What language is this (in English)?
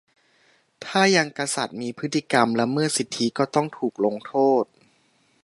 Thai